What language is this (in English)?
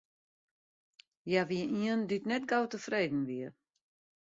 Western Frisian